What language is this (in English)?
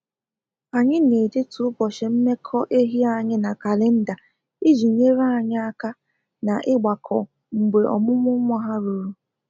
Igbo